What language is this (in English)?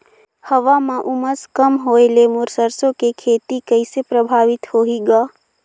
Chhattisgarhi